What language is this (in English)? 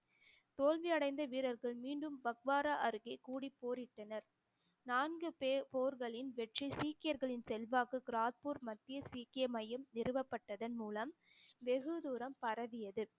Tamil